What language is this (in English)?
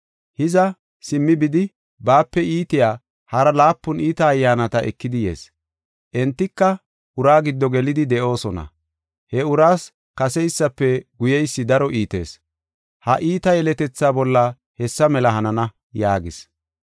Gofa